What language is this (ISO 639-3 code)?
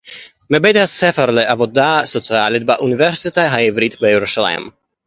heb